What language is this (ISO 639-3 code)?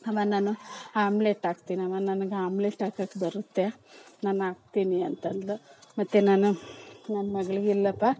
kan